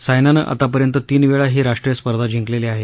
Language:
Marathi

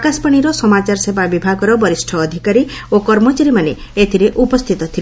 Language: Odia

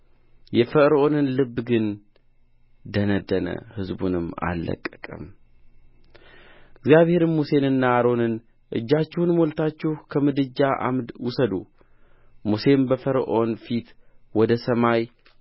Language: Amharic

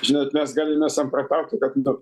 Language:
Lithuanian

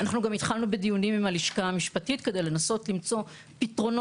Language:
Hebrew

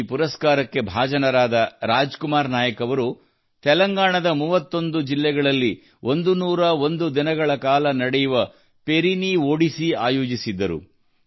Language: Kannada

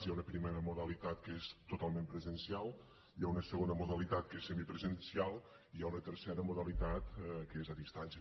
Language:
Catalan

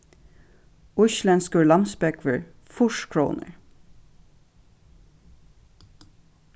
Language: Faroese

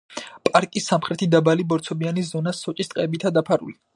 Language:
Georgian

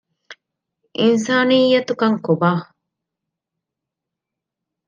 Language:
Divehi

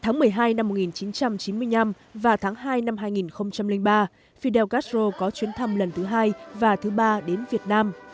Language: Vietnamese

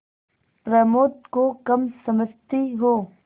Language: Hindi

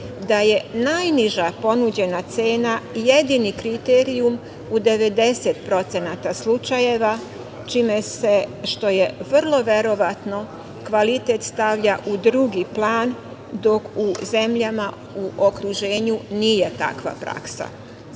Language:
Serbian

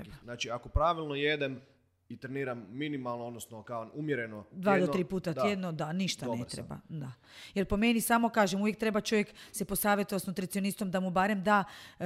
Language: Croatian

